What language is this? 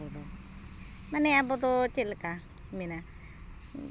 Santali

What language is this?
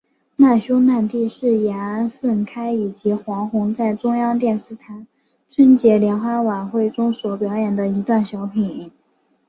Chinese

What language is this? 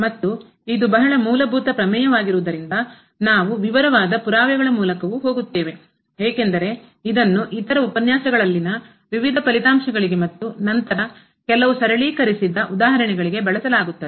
Kannada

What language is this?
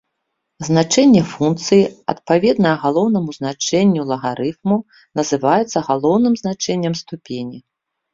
Belarusian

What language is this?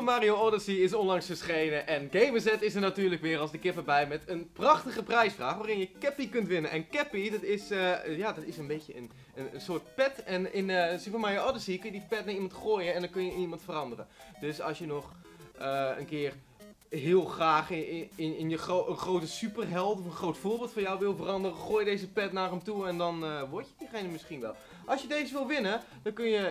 Dutch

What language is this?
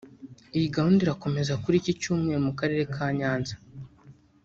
Kinyarwanda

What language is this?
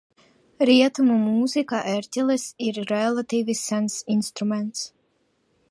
Latvian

